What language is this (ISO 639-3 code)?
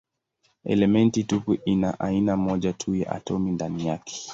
swa